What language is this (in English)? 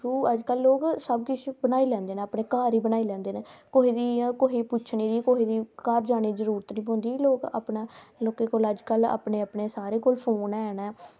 Dogri